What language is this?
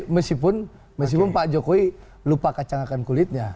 Indonesian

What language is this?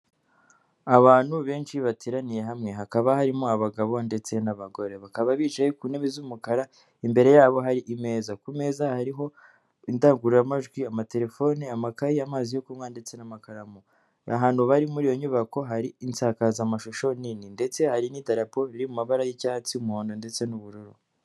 Kinyarwanda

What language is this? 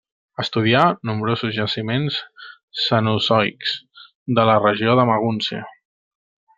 Catalan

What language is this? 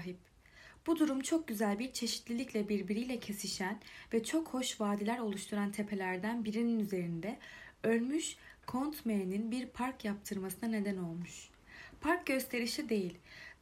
Turkish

